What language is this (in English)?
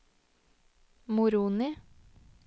Norwegian